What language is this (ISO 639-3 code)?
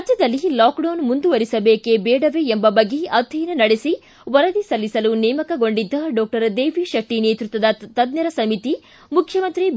kan